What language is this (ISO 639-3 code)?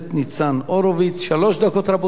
heb